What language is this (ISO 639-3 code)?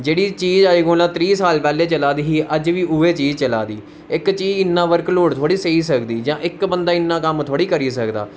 doi